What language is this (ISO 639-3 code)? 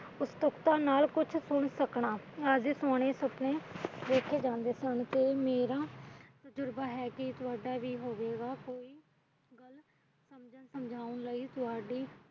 pan